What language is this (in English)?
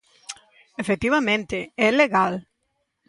Galician